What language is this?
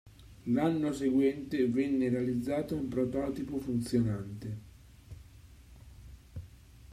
Italian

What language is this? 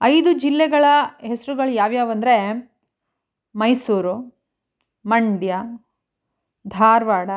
Kannada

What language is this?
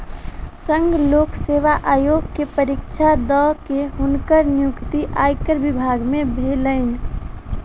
Maithili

